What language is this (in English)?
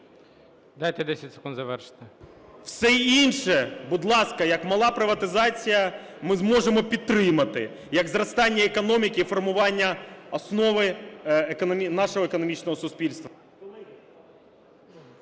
Ukrainian